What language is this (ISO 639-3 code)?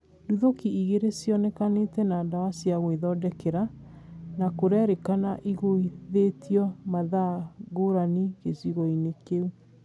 kik